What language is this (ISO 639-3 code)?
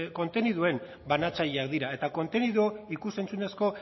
eus